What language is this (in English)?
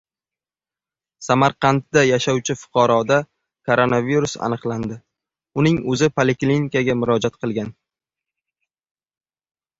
Uzbek